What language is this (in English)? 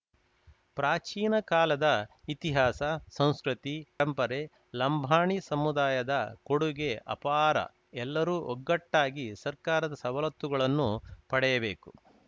Kannada